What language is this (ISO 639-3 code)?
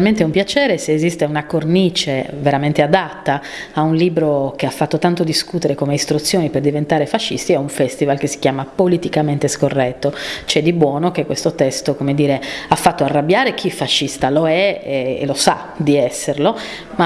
ita